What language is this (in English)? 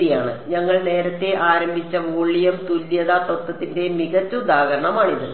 Malayalam